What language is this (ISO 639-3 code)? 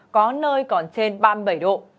vie